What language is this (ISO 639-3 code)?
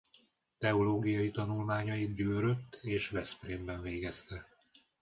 hun